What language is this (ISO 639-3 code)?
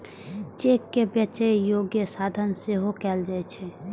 mai